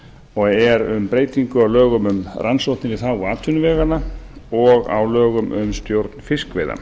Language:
Icelandic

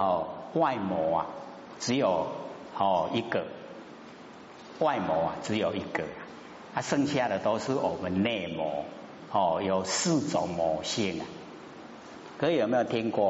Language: Chinese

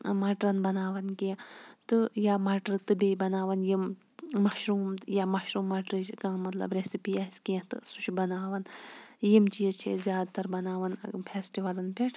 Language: Kashmiri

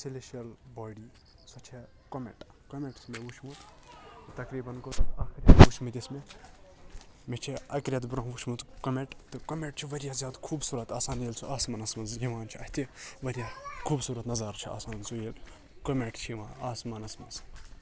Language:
Kashmiri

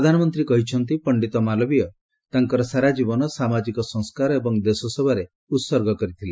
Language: Odia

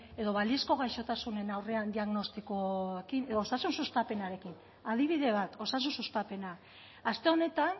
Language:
Basque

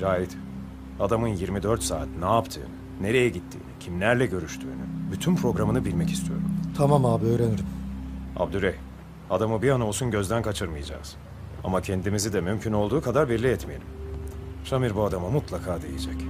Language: Turkish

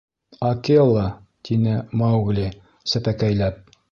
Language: Bashkir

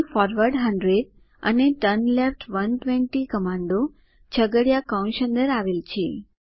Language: Gujarati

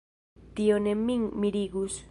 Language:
Esperanto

